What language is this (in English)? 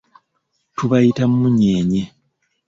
Ganda